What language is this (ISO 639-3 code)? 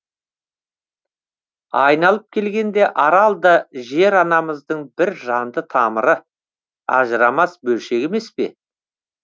kaz